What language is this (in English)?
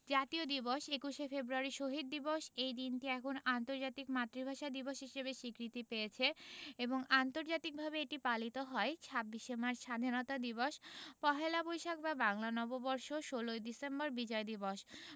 Bangla